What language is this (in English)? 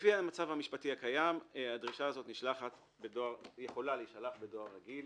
Hebrew